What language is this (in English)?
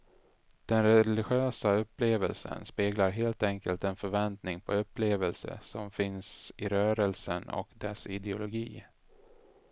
Swedish